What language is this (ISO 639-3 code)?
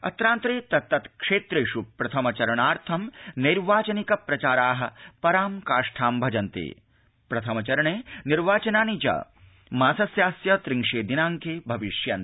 san